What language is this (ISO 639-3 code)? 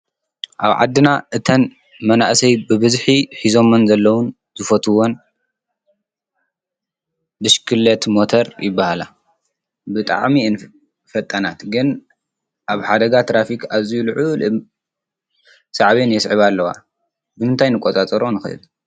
tir